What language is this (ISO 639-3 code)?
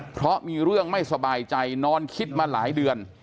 tha